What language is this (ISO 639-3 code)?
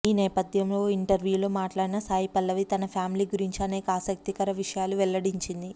tel